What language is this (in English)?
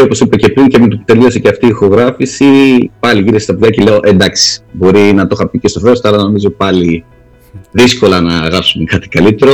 Greek